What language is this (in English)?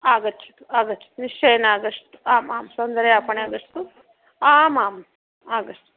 Sanskrit